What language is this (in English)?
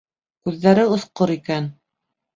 Bashkir